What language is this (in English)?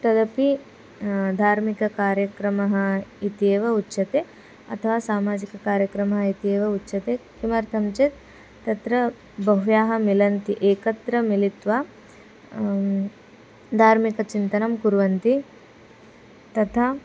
Sanskrit